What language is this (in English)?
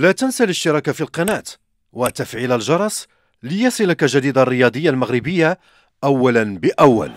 Arabic